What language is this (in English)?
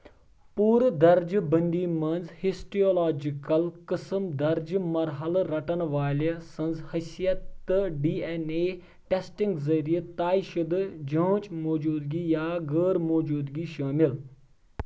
Kashmiri